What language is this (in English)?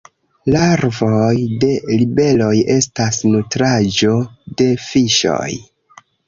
Esperanto